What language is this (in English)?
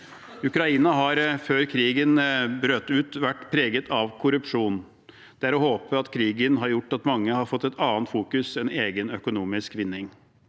Norwegian